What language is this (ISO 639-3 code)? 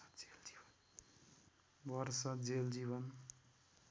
nep